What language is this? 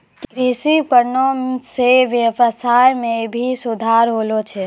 Maithili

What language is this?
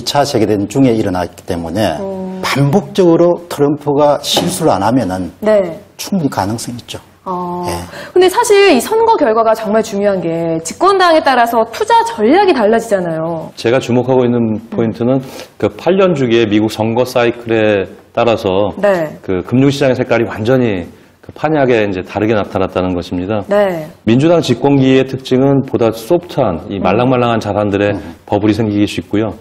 Korean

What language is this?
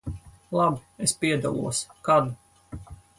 Latvian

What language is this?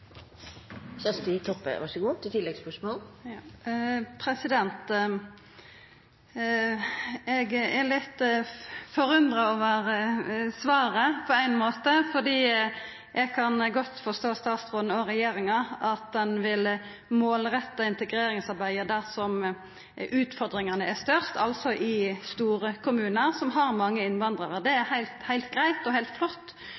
Norwegian Nynorsk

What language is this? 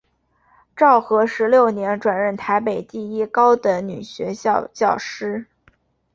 Chinese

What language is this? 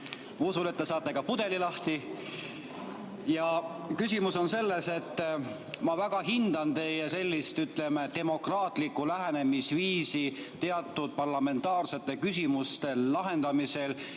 Estonian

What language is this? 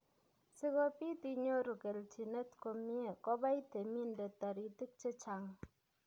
Kalenjin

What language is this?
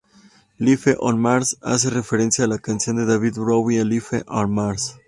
Spanish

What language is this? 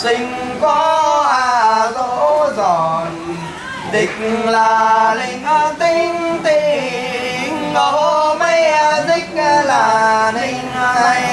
Vietnamese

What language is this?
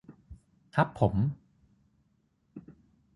Thai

